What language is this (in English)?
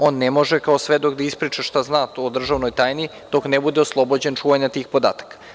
Serbian